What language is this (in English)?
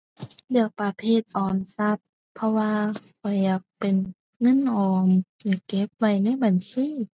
Thai